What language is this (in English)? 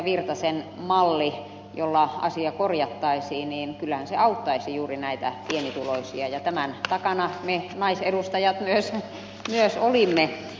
Finnish